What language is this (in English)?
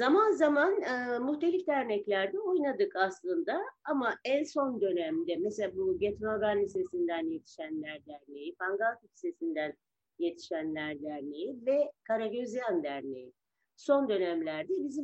Turkish